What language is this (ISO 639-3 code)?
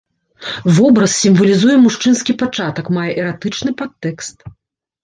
bel